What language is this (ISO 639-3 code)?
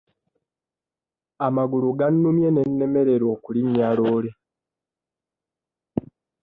lug